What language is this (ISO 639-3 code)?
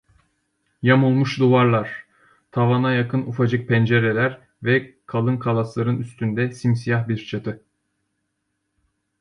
tur